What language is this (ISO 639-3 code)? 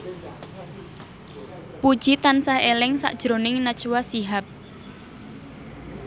jav